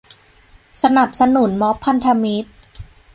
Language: Thai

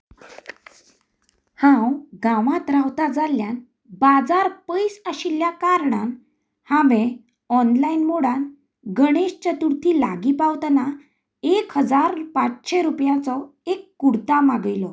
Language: Konkani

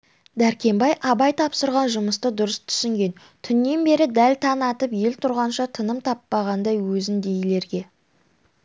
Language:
Kazakh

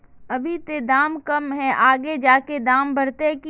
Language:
Magahi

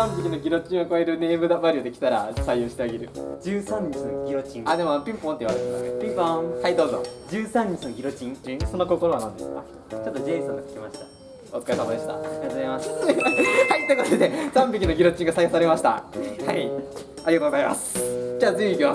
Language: Japanese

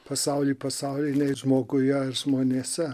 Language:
Lithuanian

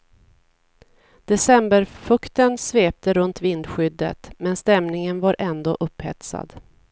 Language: Swedish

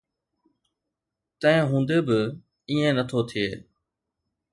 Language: Sindhi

